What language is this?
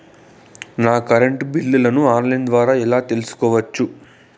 Telugu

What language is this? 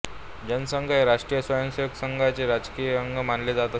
Marathi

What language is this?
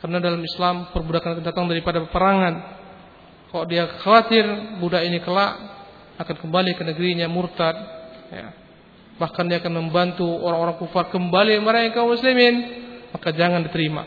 Malay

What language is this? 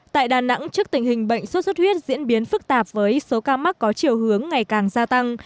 Vietnamese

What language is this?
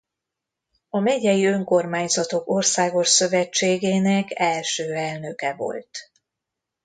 Hungarian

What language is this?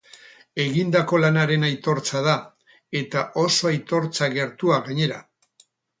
Basque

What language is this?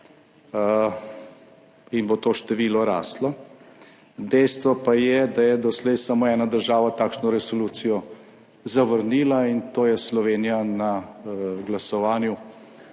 Slovenian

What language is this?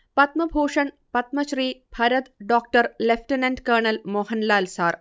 Malayalam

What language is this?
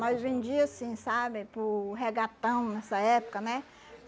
Portuguese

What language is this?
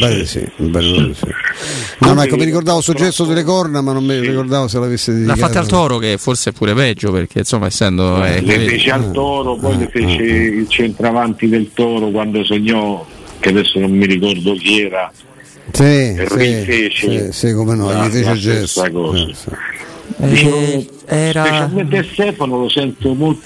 Italian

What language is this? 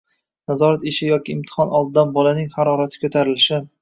Uzbek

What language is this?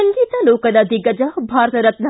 Kannada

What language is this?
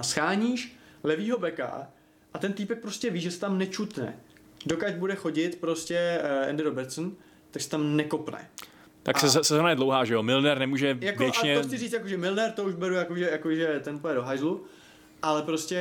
Czech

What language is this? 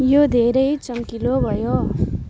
Nepali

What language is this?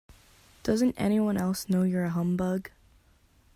English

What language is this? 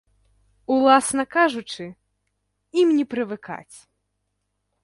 Belarusian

